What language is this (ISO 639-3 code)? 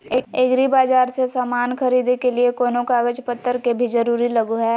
mag